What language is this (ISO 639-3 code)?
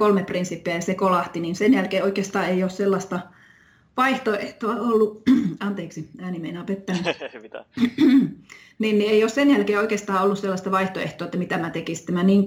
fin